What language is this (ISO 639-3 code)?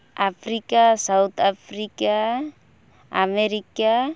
sat